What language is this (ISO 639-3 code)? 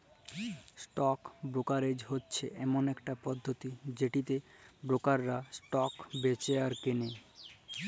ben